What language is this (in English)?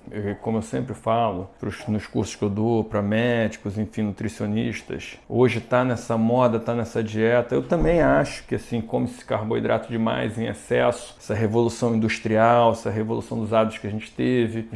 Portuguese